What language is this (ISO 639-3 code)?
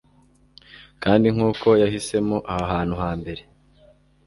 kin